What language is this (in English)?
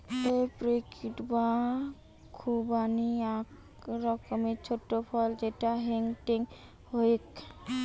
Bangla